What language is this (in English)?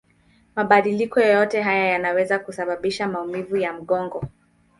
Swahili